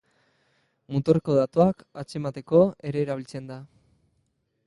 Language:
Basque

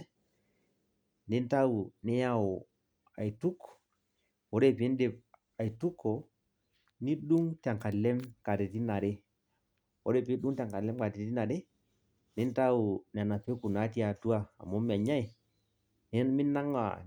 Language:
Masai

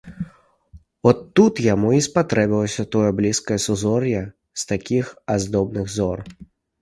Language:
Belarusian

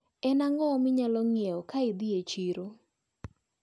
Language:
Luo (Kenya and Tanzania)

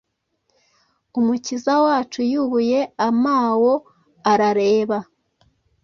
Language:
Kinyarwanda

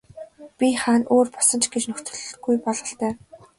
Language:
Mongolian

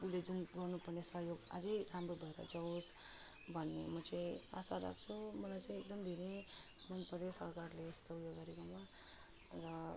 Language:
Nepali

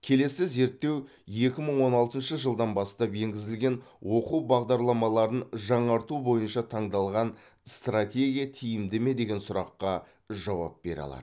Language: Kazakh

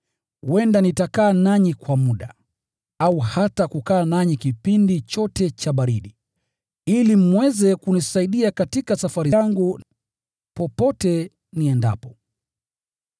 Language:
Swahili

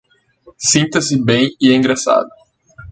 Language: Portuguese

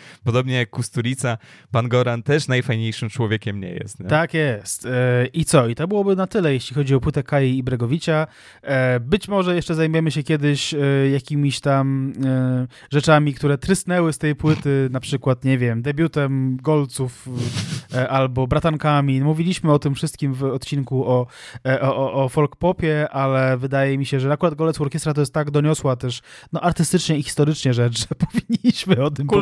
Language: Polish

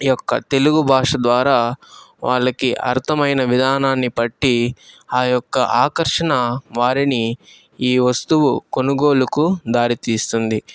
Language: Telugu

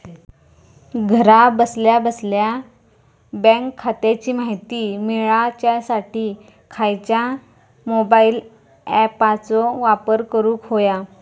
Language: Marathi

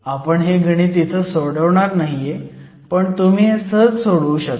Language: Marathi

